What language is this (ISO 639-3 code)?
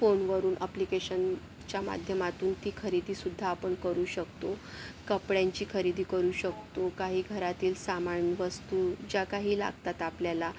mar